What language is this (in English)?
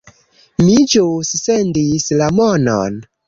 Esperanto